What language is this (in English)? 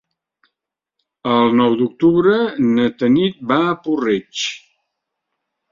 Catalan